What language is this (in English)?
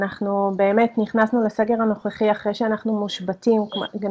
Hebrew